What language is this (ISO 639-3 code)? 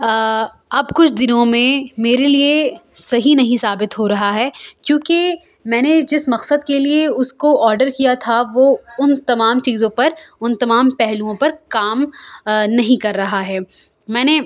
urd